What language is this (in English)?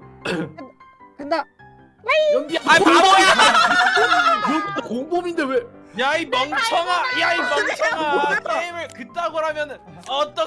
Korean